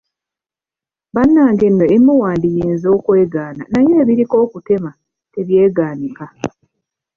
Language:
Ganda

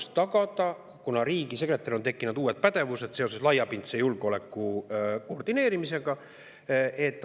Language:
Estonian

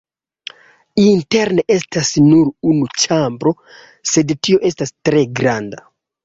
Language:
Esperanto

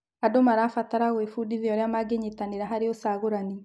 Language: Kikuyu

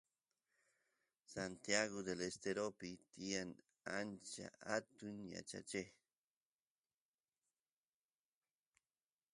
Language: Santiago del Estero Quichua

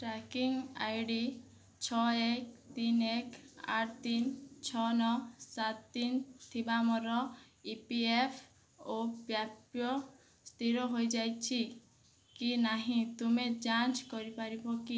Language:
Odia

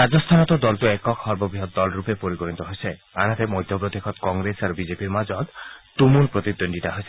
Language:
Assamese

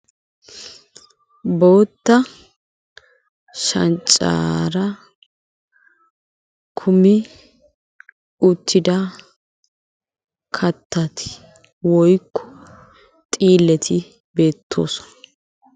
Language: Wolaytta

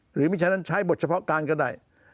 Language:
Thai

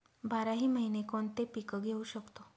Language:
Marathi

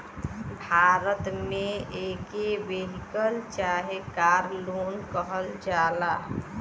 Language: Bhojpuri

